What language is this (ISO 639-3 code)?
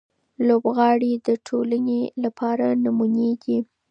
pus